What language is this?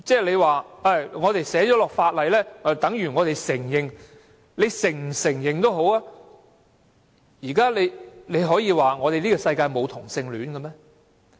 Cantonese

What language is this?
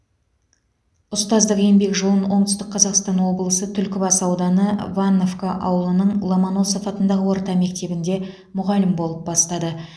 Kazakh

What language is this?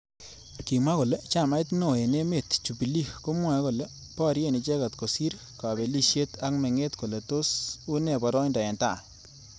Kalenjin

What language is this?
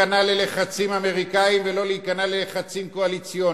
Hebrew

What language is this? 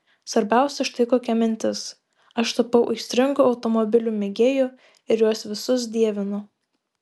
Lithuanian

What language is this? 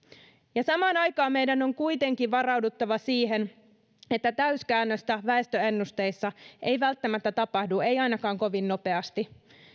Finnish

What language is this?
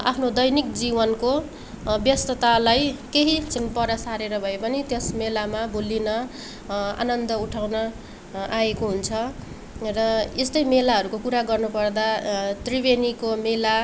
Nepali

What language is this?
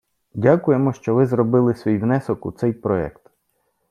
Ukrainian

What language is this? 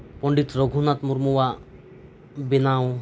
Santali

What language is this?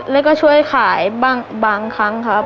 Thai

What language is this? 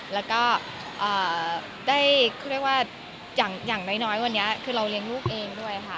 Thai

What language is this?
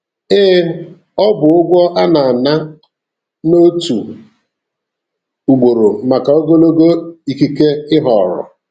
Igbo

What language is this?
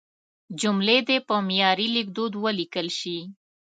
Pashto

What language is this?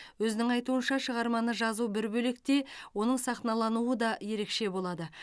Kazakh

